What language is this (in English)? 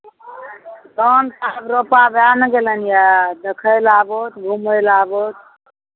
Maithili